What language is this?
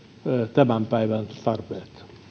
Finnish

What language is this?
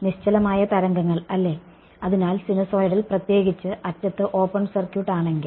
Malayalam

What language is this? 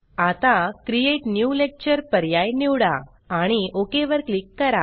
Marathi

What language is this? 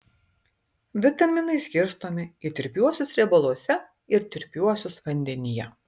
Lithuanian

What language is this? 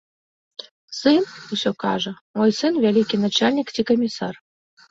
Belarusian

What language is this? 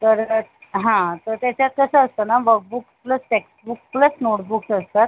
Marathi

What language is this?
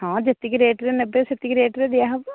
Odia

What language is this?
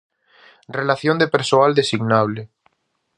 Galician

